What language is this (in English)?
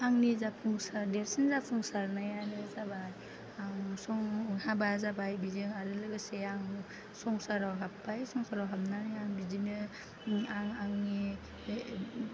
Bodo